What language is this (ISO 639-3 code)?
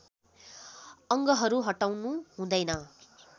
nep